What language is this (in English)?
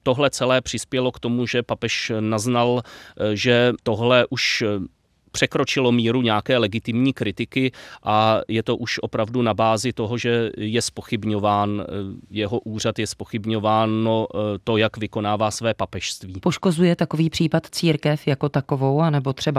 Czech